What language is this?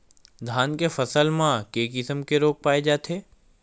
Chhattisgarhi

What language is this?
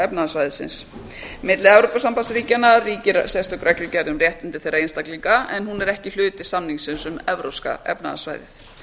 Icelandic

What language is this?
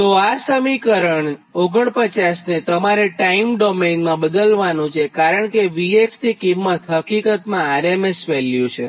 Gujarati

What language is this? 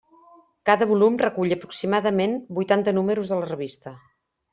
Catalan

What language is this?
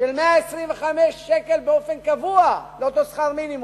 Hebrew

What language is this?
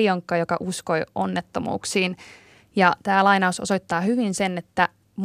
Finnish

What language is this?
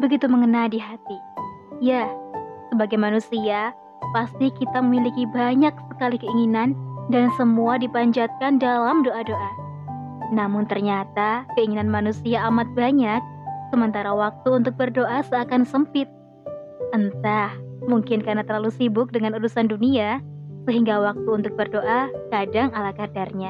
Indonesian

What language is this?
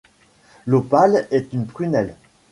French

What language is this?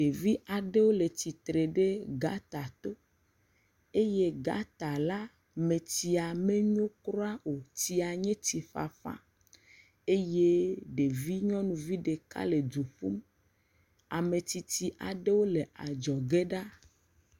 Ewe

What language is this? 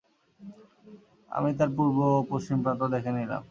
Bangla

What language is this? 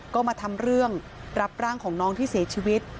Thai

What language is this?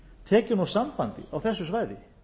Icelandic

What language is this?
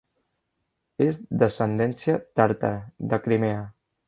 Catalan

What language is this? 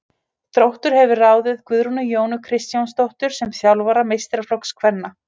Icelandic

